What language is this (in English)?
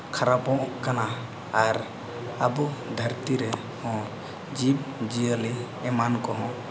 Santali